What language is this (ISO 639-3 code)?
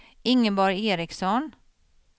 swe